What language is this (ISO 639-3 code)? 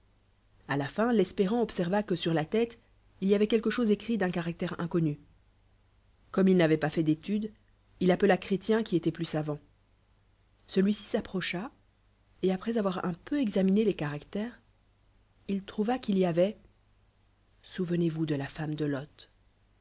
fra